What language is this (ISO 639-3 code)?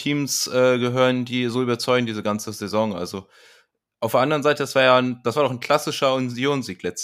deu